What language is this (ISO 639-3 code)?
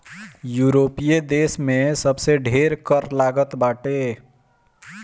bho